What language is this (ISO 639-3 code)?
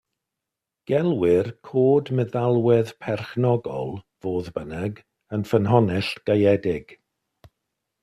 cym